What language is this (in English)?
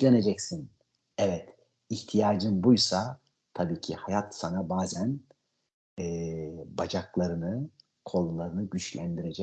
Turkish